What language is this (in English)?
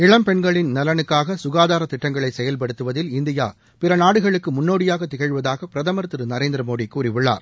Tamil